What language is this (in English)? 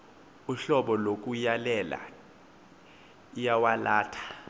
Xhosa